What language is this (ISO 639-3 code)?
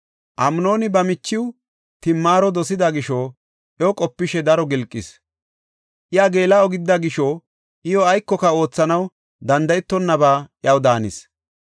gof